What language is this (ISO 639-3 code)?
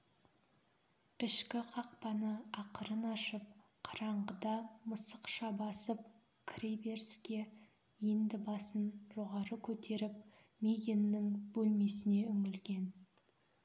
kaz